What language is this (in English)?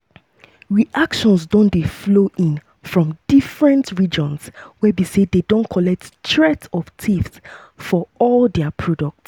Nigerian Pidgin